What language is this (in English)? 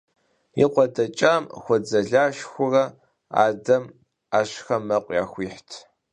Kabardian